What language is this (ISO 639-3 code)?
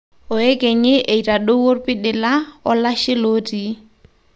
mas